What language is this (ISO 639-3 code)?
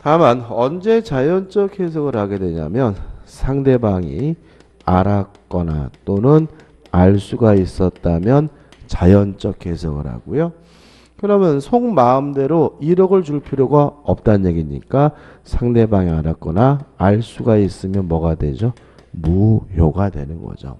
kor